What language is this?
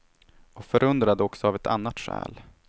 Swedish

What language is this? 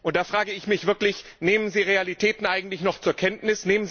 German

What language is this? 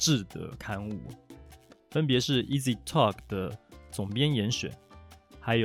Chinese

